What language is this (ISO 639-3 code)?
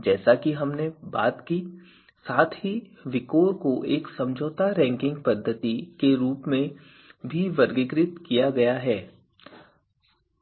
hin